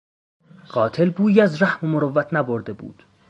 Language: Persian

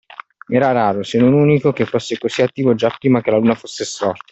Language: Italian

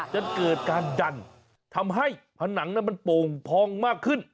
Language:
Thai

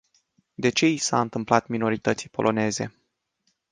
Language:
Romanian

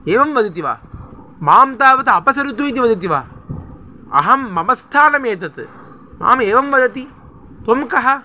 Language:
Sanskrit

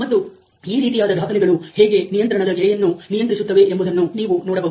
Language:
Kannada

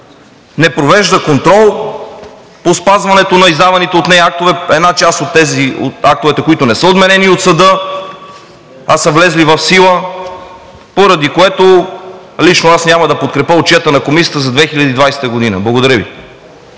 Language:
Bulgarian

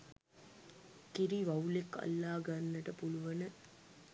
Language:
Sinhala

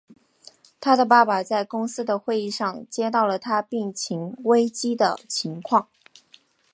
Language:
Chinese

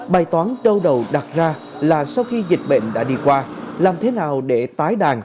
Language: Vietnamese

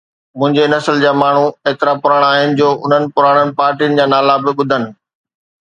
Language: Sindhi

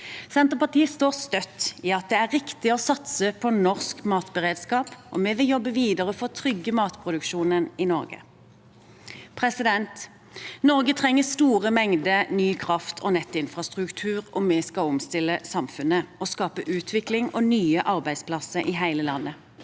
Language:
Norwegian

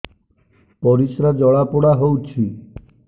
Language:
Odia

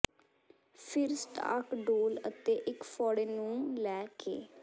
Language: Punjabi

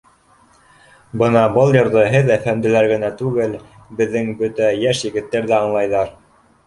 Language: Bashkir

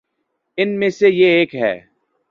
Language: Urdu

